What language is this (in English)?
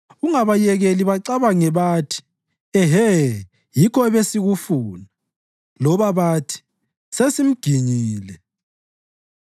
North Ndebele